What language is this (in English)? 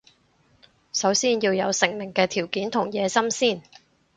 Cantonese